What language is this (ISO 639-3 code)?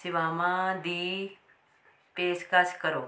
pan